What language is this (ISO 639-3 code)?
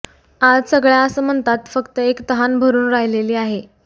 mar